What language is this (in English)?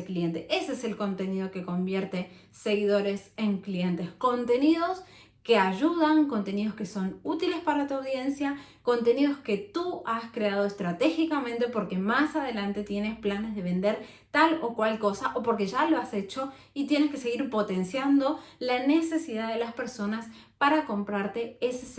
Spanish